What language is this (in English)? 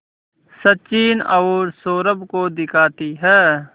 Hindi